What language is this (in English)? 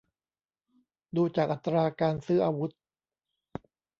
Thai